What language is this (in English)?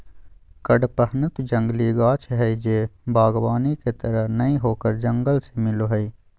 Magahi